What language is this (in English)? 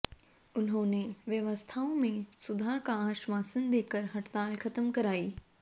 Hindi